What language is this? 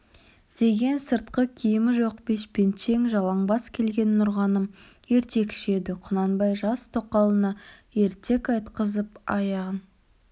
Kazakh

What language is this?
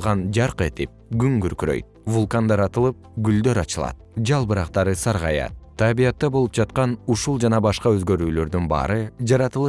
Kyrgyz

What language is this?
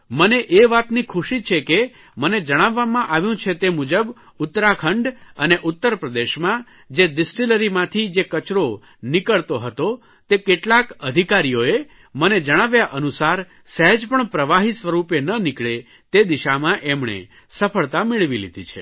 Gujarati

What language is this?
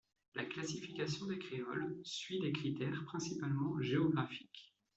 French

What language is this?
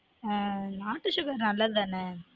Tamil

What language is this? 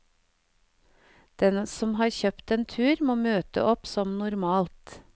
Norwegian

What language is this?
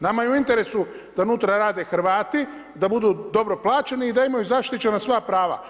Croatian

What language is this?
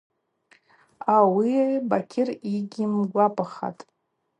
Abaza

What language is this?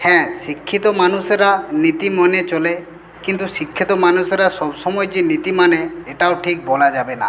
Bangla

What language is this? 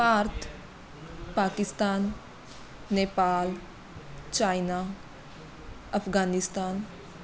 Punjabi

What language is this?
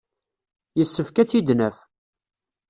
Kabyle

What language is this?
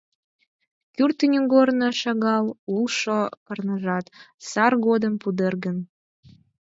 Mari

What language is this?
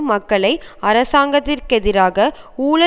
Tamil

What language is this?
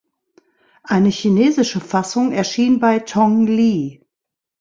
German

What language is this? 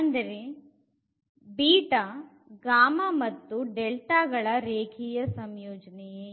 Kannada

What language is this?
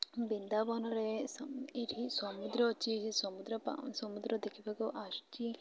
Odia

